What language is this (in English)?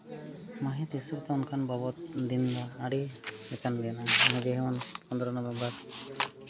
Santali